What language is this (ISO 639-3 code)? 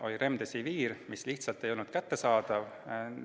est